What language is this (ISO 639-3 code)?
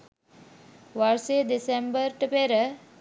sin